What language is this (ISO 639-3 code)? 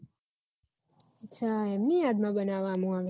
guj